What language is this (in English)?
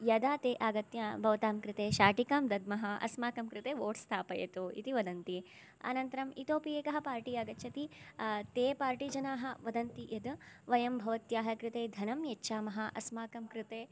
Sanskrit